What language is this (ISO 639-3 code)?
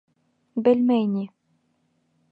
bak